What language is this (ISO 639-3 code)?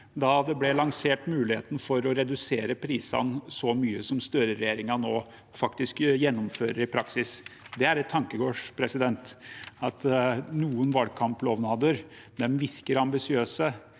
nor